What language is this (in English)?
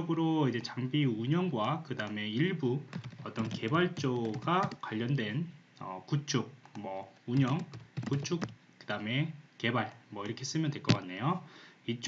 Korean